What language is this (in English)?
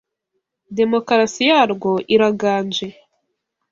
Kinyarwanda